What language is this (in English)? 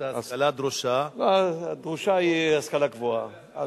Hebrew